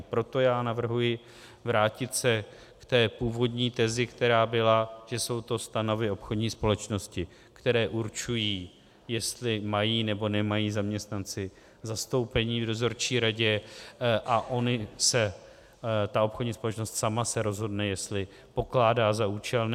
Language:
Czech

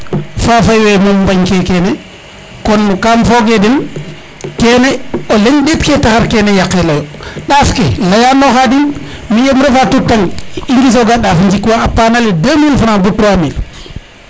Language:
Serer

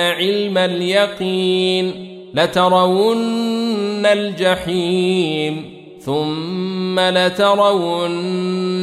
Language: Arabic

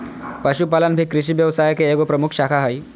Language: Magahi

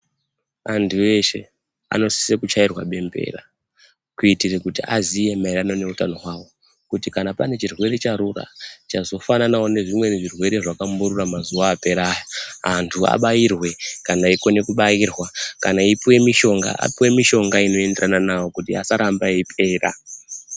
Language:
Ndau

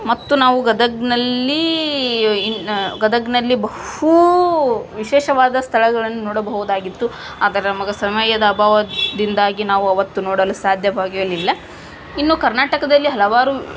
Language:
Kannada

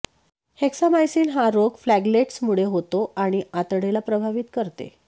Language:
Marathi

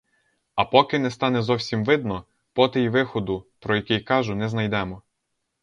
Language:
Ukrainian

